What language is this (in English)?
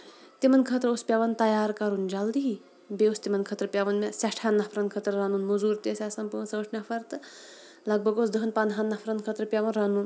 Kashmiri